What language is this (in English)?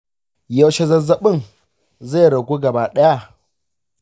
Hausa